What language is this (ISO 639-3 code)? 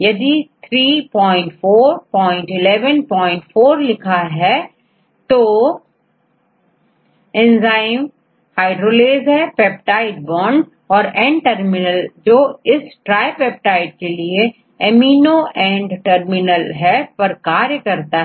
hin